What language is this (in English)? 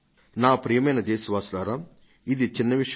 Telugu